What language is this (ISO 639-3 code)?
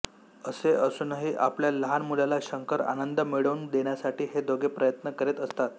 mar